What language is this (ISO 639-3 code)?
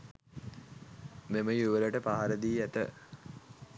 sin